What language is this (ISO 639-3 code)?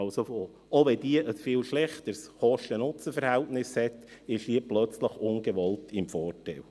gsw